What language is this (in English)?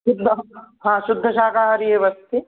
Sanskrit